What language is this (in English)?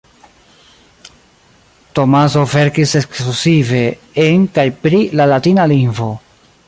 Esperanto